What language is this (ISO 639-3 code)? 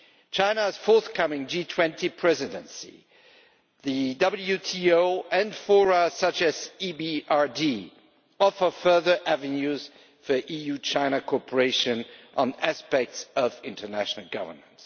eng